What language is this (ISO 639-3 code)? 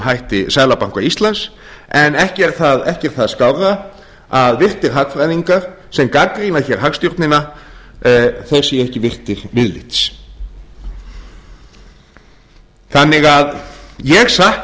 isl